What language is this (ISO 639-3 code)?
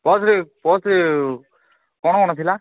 ori